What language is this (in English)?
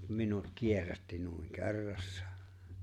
Finnish